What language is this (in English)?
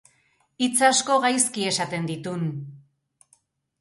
Basque